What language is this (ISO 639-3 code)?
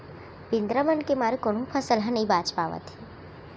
hne